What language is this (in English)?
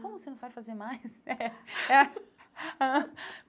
Portuguese